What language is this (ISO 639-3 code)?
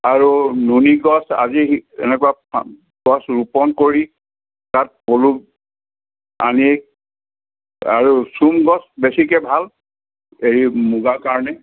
asm